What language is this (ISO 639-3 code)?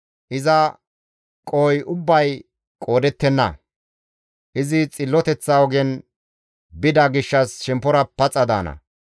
gmv